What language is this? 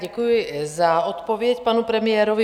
Czech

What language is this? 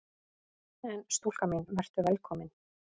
Icelandic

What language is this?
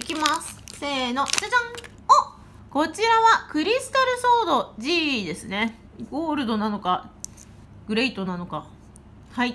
Japanese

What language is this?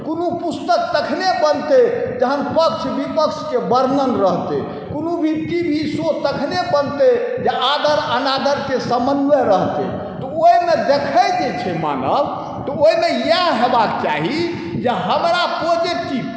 Maithili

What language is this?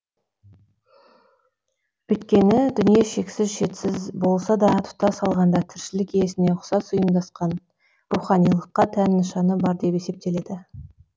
Kazakh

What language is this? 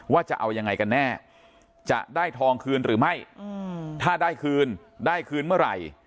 Thai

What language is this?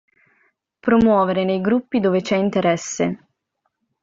Italian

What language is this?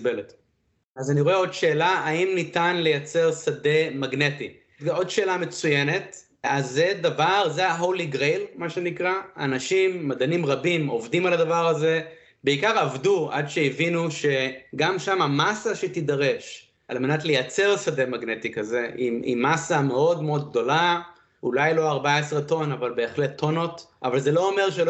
Hebrew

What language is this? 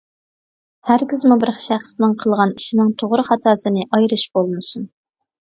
Uyghur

